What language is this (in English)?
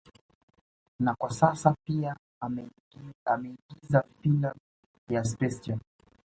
Swahili